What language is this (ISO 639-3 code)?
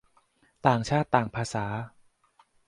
tha